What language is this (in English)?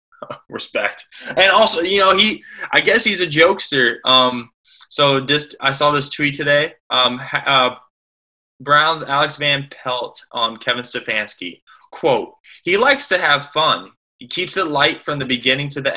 English